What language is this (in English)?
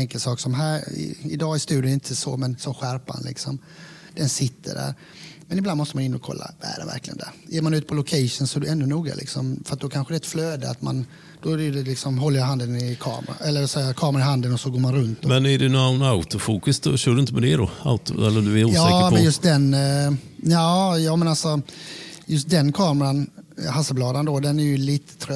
Swedish